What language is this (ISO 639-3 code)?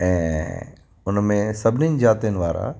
snd